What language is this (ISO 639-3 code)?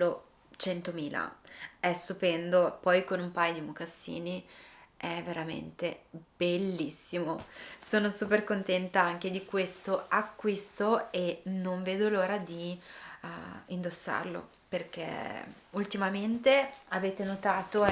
ita